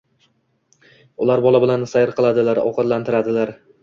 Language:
Uzbek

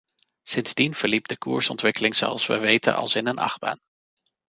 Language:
Dutch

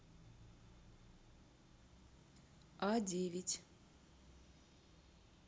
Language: Russian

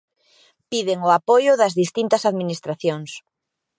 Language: Galician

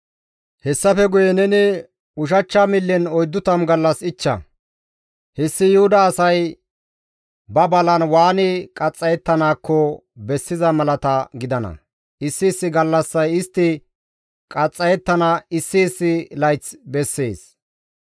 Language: Gamo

